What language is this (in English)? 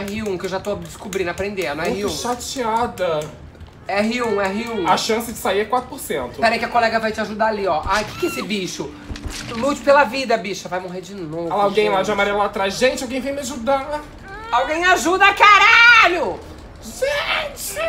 Portuguese